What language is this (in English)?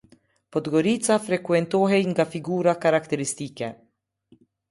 Albanian